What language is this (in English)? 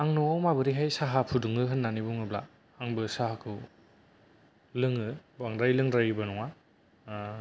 Bodo